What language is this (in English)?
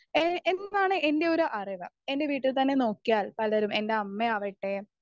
Malayalam